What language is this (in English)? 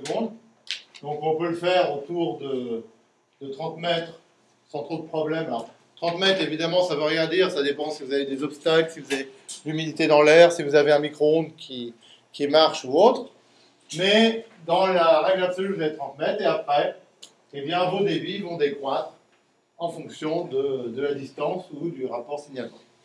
French